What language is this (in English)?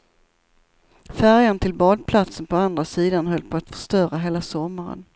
Swedish